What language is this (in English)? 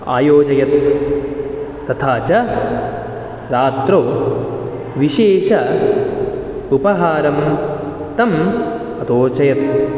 Sanskrit